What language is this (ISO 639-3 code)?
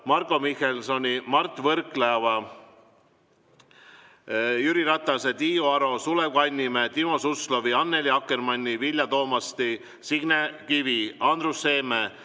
est